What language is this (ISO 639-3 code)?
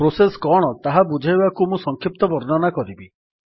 ori